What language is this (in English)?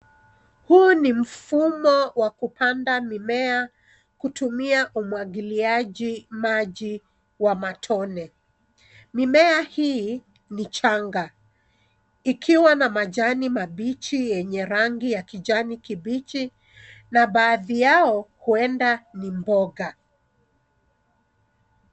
Swahili